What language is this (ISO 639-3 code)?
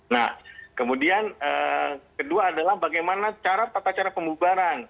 ind